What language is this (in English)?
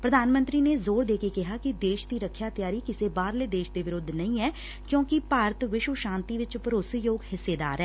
Punjabi